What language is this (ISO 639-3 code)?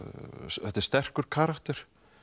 isl